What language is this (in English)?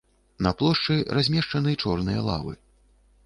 Belarusian